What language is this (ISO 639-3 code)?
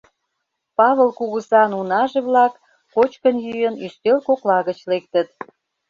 chm